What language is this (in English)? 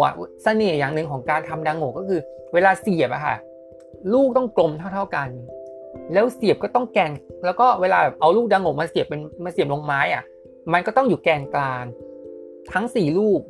Thai